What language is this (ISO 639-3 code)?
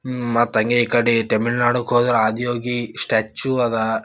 kan